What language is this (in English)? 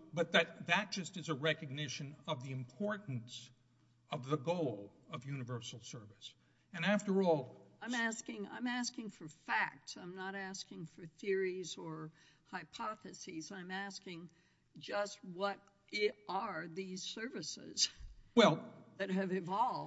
English